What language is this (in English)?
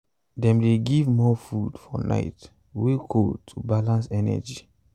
Nigerian Pidgin